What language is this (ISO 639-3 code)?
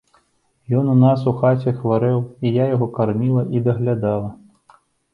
bel